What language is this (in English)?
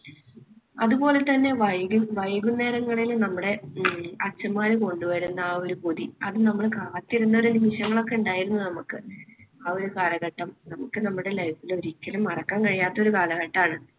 Malayalam